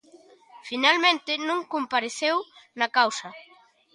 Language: Galician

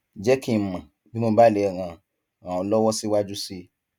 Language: Yoruba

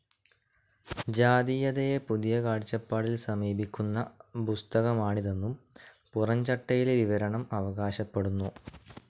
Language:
Malayalam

